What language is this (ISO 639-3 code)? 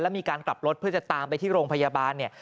tha